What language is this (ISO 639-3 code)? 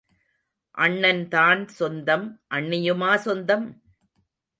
tam